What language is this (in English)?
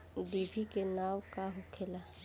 Bhojpuri